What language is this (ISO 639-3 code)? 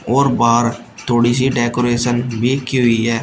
hin